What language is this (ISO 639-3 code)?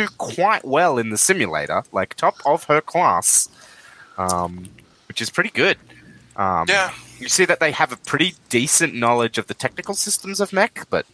eng